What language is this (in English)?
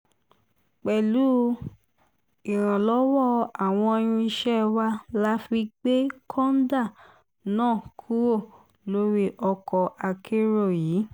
Yoruba